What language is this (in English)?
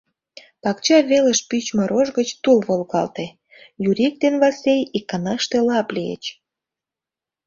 Mari